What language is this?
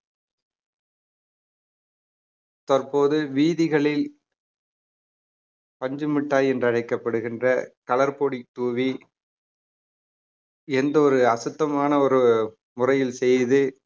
Tamil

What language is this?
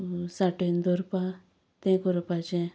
Konkani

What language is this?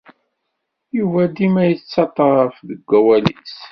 Kabyle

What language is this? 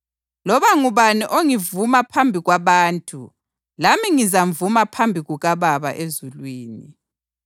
North Ndebele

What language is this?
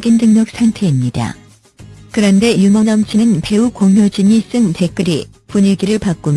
Korean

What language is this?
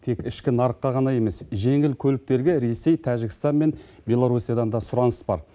Kazakh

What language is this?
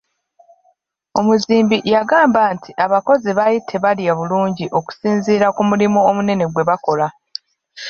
Ganda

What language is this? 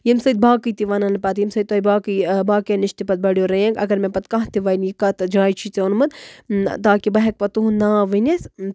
Kashmiri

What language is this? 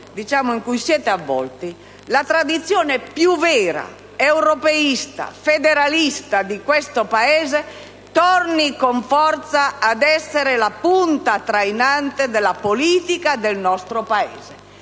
Italian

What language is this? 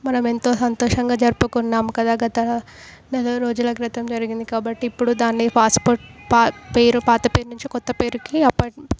Telugu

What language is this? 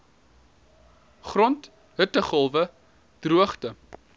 Afrikaans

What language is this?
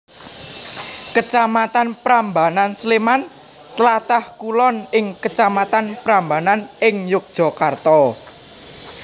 Javanese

